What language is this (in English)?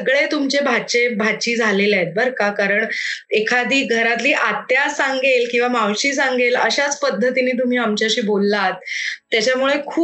Marathi